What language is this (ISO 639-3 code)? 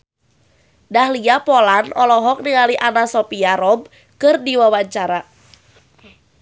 sun